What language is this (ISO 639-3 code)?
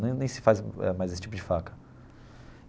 por